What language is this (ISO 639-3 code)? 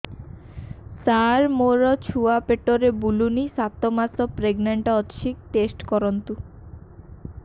ori